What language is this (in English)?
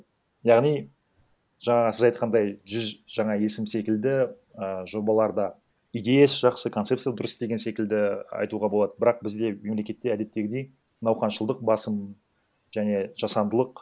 Kazakh